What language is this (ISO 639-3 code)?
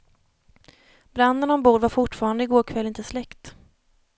swe